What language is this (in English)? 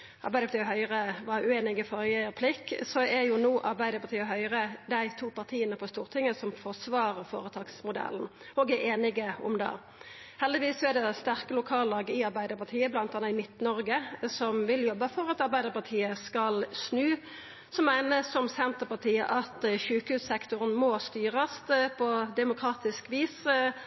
Norwegian Nynorsk